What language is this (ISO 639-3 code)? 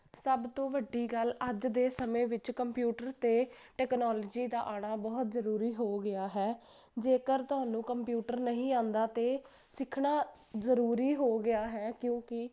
pan